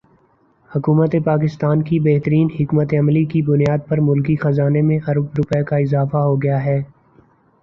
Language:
Urdu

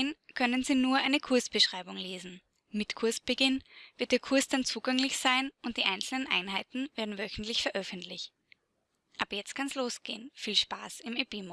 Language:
German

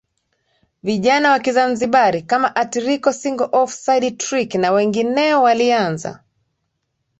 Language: Swahili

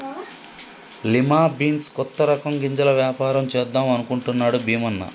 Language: Telugu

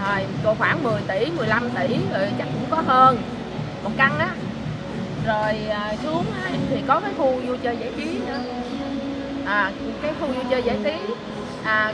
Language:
Vietnamese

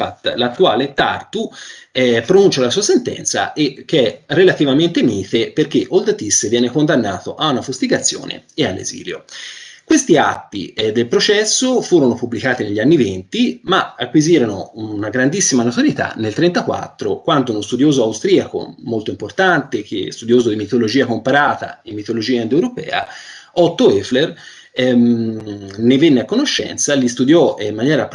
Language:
Italian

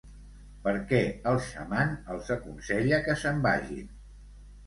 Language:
Catalan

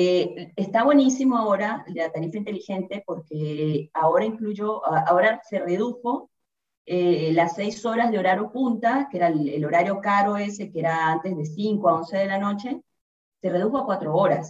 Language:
Spanish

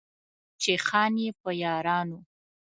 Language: Pashto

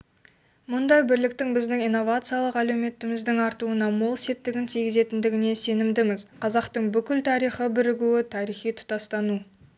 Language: Kazakh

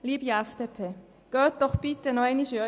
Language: Swiss German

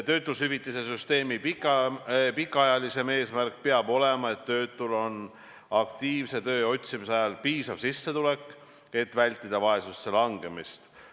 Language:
Estonian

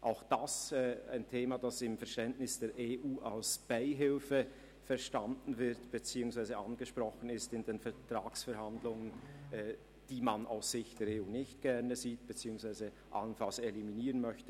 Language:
Swiss German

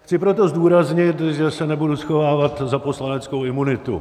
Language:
Czech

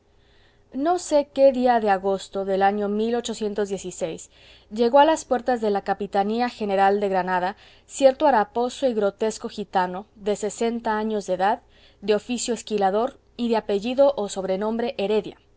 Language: Spanish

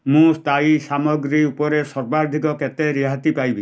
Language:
Odia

